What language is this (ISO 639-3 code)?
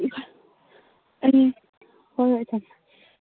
mni